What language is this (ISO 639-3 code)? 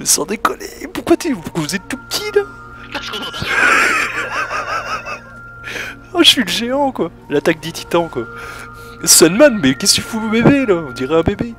fra